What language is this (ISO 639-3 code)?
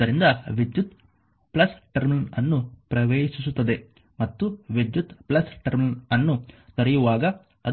kan